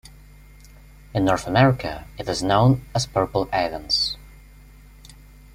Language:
English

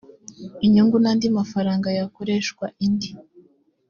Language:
Kinyarwanda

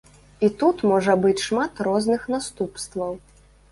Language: Belarusian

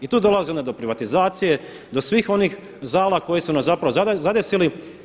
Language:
Croatian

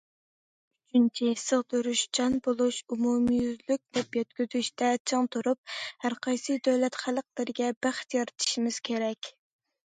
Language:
Uyghur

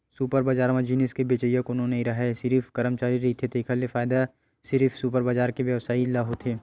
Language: Chhattisgarhi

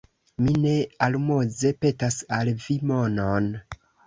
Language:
Esperanto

